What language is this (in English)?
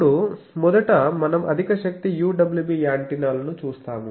Telugu